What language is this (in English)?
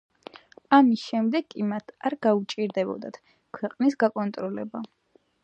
Georgian